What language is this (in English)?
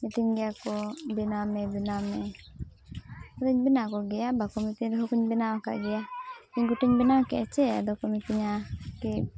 Santali